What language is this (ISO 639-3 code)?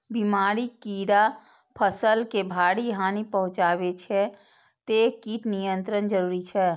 mai